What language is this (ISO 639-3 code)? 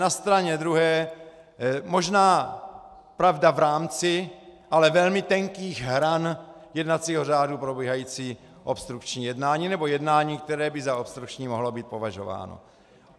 ces